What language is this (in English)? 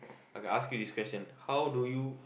English